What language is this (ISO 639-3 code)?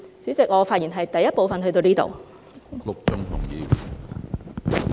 yue